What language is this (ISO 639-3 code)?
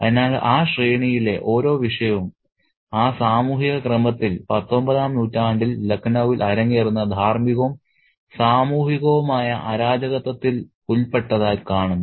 mal